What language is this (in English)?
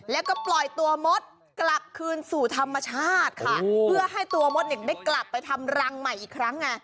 Thai